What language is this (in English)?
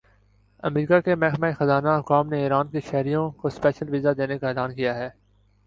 Urdu